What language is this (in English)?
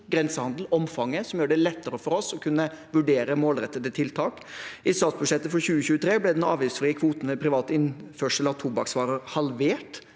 Norwegian